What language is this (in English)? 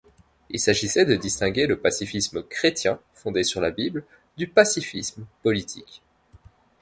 French